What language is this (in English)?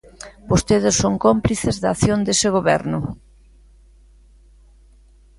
Galician